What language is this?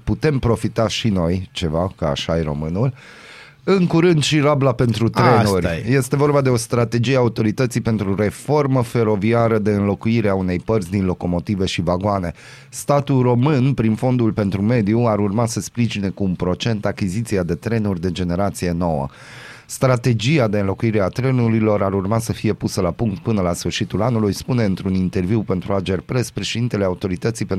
Romanian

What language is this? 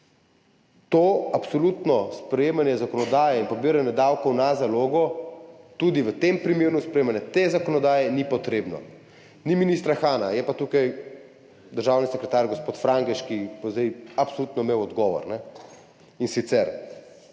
Slovenian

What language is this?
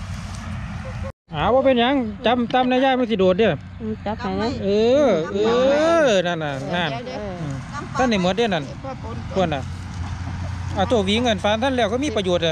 Thai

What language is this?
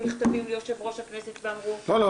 Hebrew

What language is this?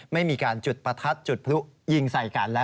Thai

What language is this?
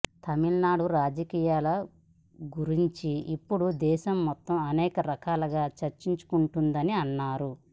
Telugu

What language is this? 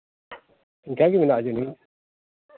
Santali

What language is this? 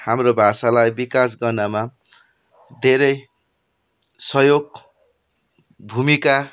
Nepali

